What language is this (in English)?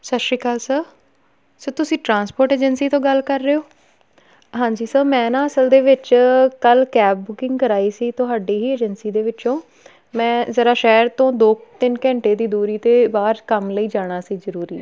Punjabi